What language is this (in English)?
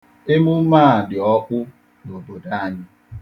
Igbo